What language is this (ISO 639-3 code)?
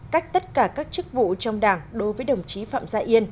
vie